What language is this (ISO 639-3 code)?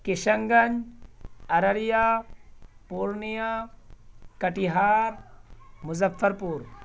urd